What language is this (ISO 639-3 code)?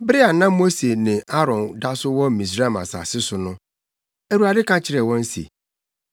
aka